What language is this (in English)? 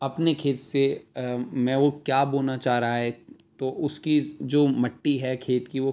Urdu